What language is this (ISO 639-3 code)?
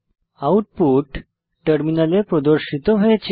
ben